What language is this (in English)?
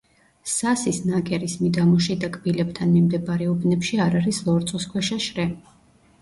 Georgian